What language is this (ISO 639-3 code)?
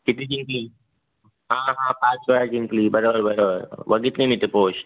mar